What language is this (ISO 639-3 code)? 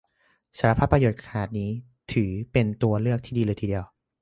tha